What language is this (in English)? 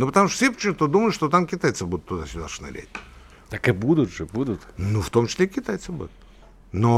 Russian